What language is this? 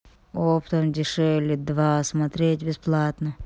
Russian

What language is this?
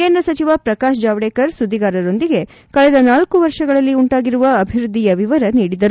Kannada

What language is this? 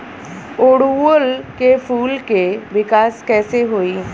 Bhojpuri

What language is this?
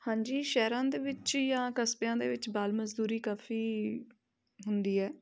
Punjabi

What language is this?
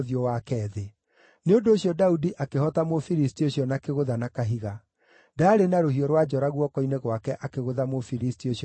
Kikuyu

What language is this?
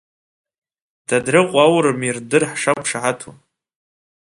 Abkhazian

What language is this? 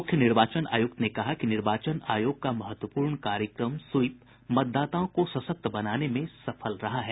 Hindi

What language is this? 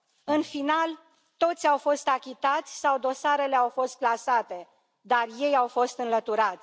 Romanian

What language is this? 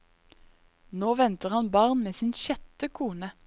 Norwegian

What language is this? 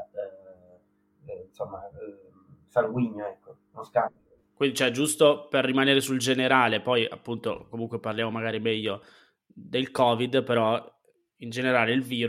Italian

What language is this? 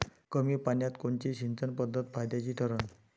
Marathi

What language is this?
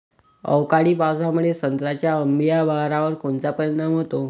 Marathi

